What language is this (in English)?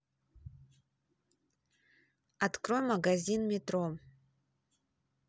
Russian